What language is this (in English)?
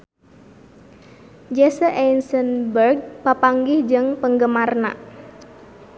Sundanese